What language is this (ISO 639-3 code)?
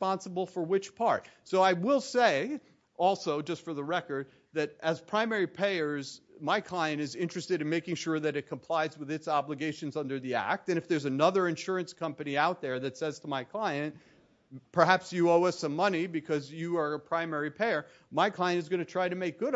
eng